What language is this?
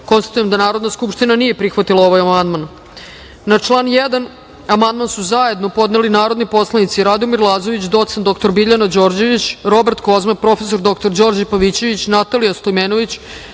Serbian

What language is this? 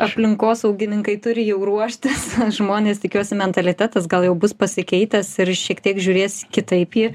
Lithuanian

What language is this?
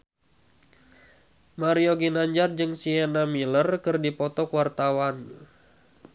Sundanese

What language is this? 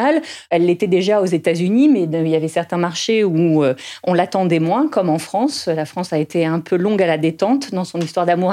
French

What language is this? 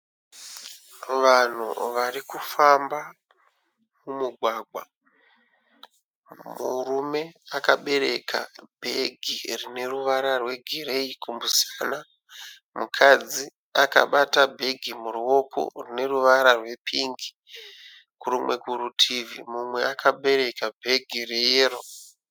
Shona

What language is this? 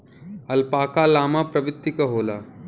Bhojpuri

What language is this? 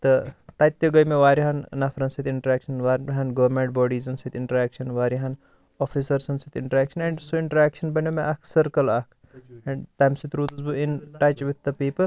Kashmiri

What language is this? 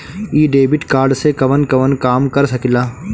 Bhojpuri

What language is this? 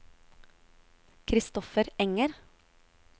Norwegian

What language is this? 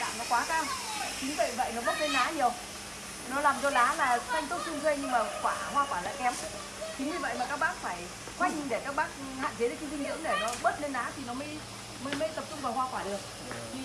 Vietnamese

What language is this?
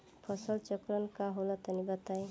Bhojpuri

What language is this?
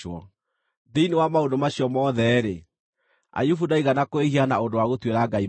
Kikuyu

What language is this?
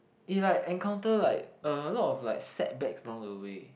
English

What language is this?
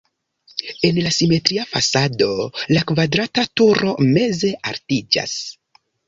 Esperanto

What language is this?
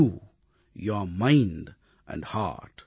Tamil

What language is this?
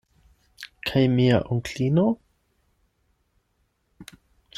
Esperanto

